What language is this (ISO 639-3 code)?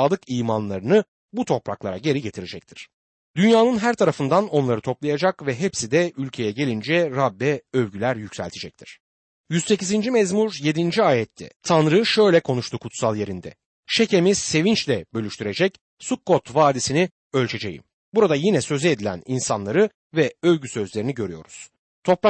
tur